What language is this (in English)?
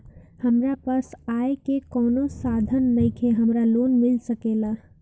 Bhojpuri